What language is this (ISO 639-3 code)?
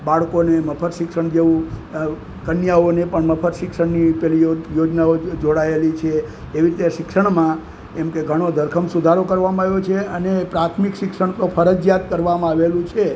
guj